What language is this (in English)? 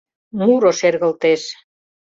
Mari